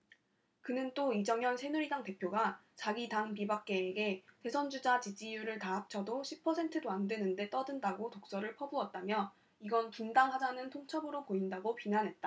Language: Korean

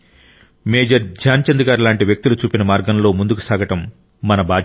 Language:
Telugu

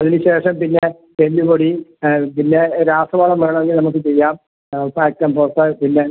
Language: Malayalam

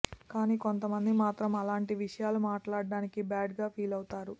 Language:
Telugu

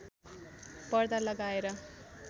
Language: Nepali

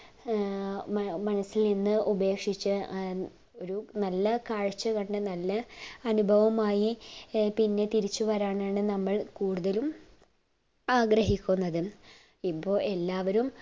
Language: Malayalam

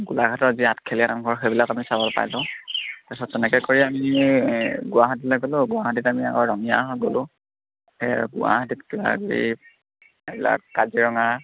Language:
Assamese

